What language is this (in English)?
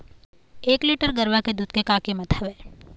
Chhattisgarhi